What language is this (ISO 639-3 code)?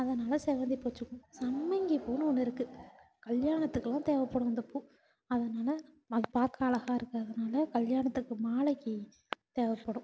tam